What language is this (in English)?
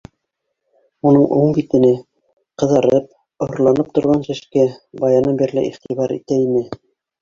Bashkir